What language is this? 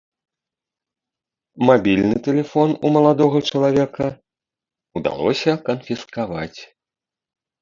Belarusian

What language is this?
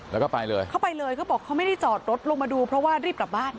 Thai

